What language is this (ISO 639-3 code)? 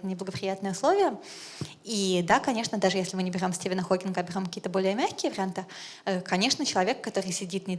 rus